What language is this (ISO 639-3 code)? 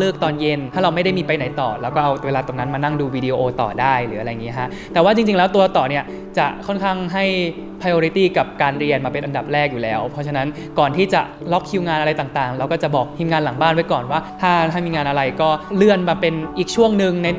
tha